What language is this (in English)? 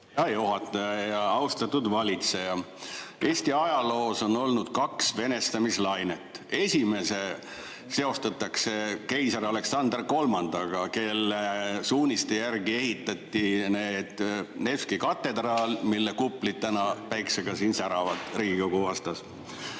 Estonian